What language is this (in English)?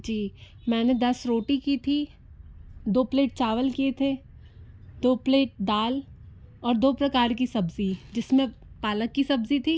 Hindi